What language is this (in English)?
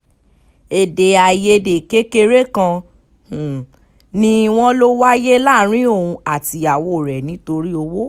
Yoruba